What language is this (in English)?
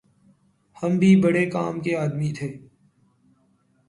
Urdu